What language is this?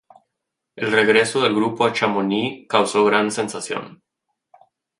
Spanish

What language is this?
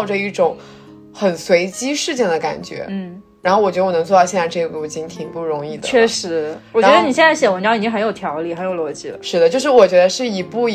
Chinese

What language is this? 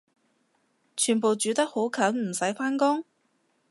Cantonese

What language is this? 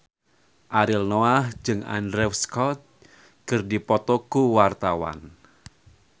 Sundanese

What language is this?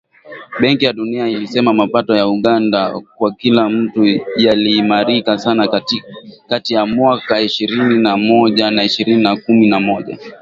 Swahili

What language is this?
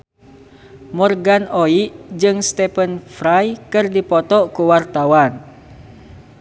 Sundanese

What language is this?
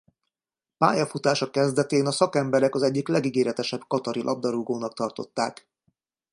Hungarian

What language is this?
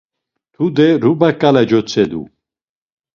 Laz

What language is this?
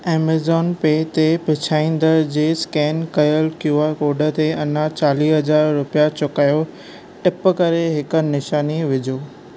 Sindhi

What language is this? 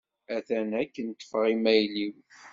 Kabyle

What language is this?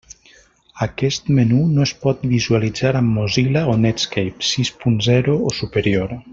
Catalan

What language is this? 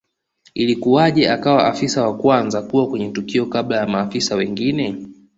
Swahili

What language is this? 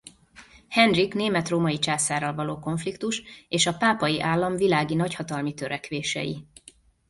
Hungarian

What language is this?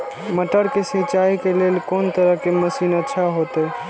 Maithili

